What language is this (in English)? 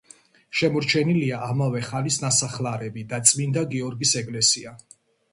Georgian